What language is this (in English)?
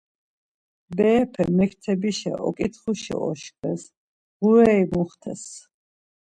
Laz